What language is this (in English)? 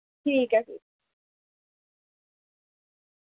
Dogri